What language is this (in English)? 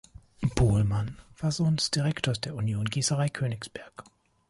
German